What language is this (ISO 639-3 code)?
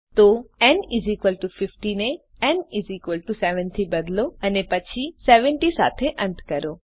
guj